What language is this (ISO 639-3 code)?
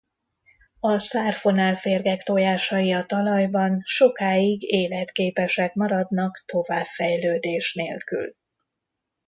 hun